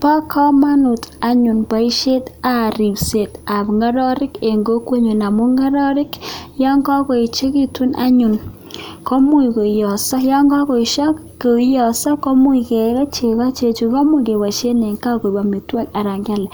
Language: Kalenjin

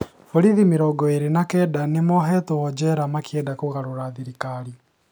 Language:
Kikuyu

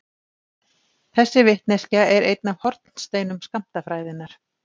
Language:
Icelandic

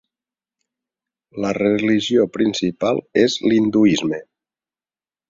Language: Catalan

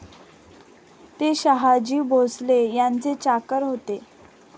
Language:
Marathi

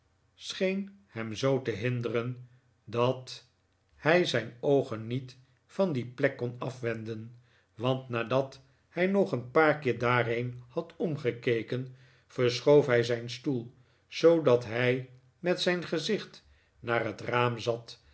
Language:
Dutch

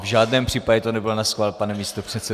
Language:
Czech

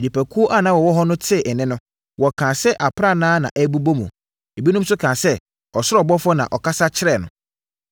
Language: Akan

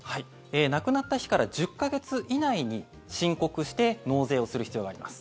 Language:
Japanese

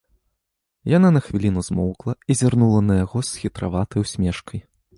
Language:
Belarusian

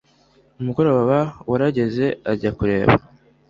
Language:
Kinyarwanda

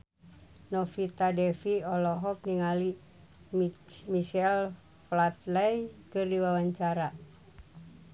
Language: Sundanese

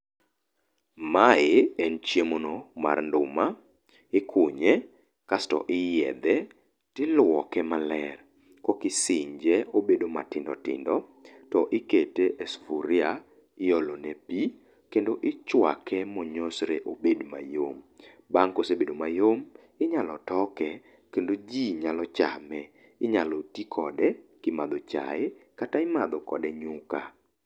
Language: Luo (Kenya and Tanzania)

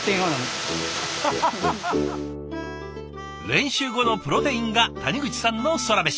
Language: Japanese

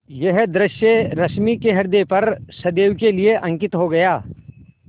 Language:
Hindi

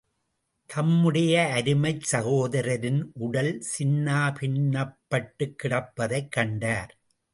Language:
Tamil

